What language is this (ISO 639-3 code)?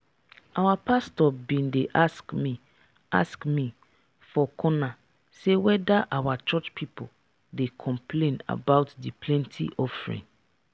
pcm